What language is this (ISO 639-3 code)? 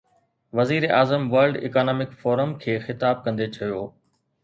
snd